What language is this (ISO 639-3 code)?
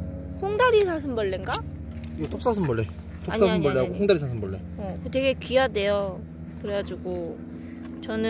kor